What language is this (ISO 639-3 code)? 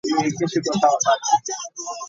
lug